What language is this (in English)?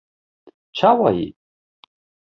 Kurdish